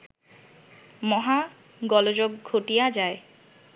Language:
Bangla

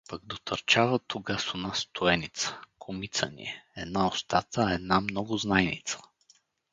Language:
Bulgarian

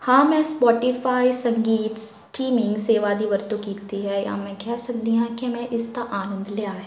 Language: Punjabi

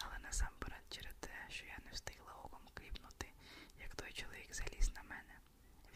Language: Ukrainian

